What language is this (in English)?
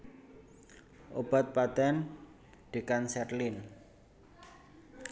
Javanese